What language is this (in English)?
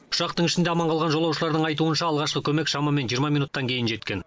Kazakh